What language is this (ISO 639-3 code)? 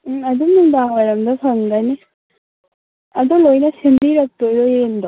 mni